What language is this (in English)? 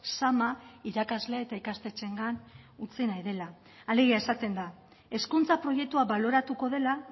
Basque